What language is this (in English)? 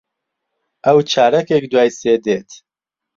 Central Kurdish